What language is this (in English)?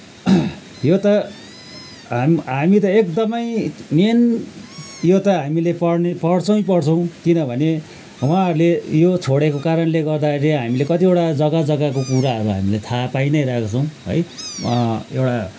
Nepali